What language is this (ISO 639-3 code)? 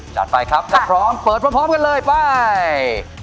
tha